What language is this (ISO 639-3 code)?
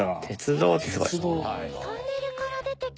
jpn